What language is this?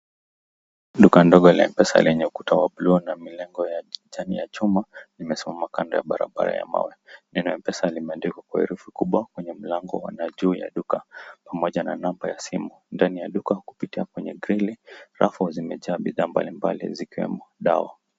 Swahili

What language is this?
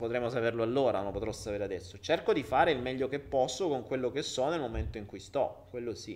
Italian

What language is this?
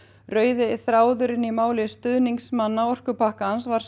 Icelandic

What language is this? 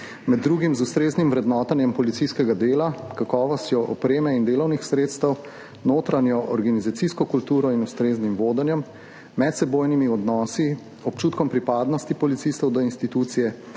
Slovenian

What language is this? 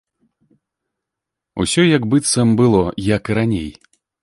Belarusian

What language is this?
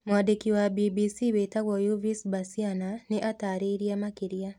Kikuyu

